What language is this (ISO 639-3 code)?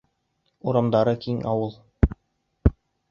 bak